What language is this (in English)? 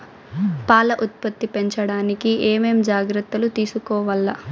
Telugu